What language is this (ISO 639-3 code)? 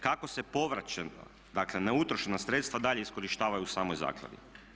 hrv